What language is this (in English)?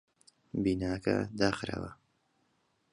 Central Kurdish